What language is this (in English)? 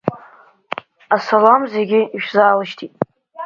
Abkhazian